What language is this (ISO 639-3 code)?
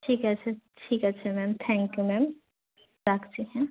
ben